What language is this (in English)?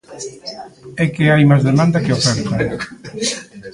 Galician